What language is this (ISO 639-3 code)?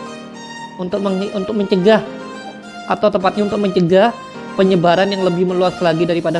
ind